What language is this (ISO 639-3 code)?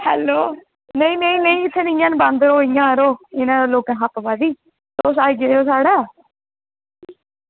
doi